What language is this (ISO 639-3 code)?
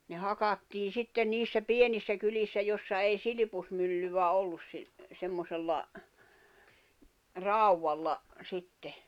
fin